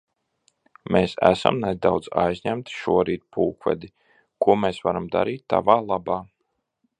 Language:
Latvian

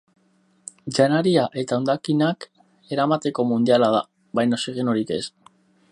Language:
Basque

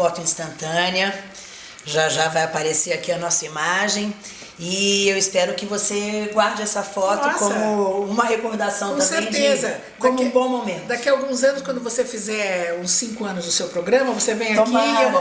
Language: Portuguese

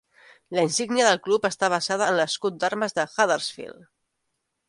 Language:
Catalan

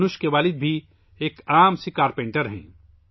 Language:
Urdu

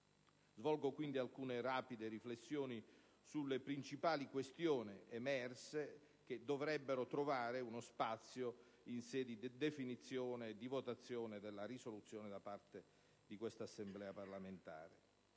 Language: Italian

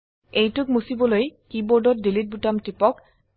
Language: Assamese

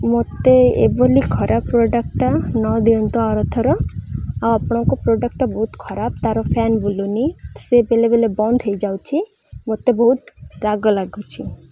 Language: Odia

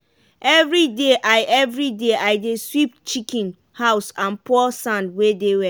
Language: Nigerian Pidgin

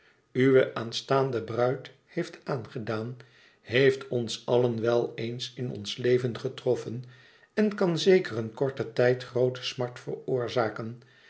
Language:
Dutch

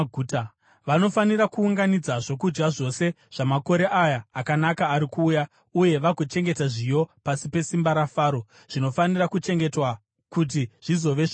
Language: Shona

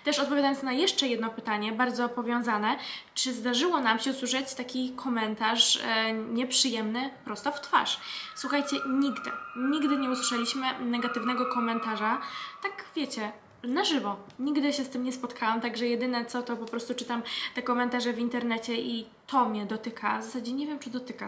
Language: Polish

